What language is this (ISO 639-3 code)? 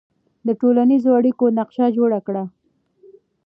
pus